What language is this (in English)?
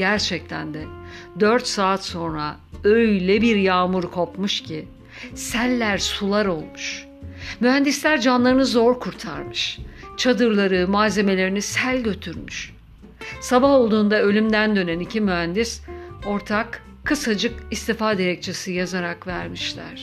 Turkish